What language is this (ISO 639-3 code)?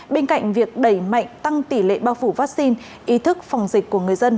vie